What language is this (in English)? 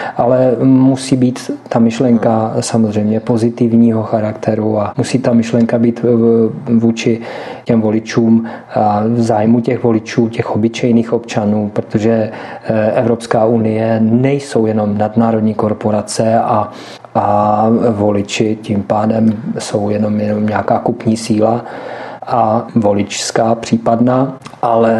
Czech